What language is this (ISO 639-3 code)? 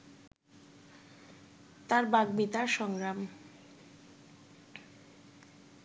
ben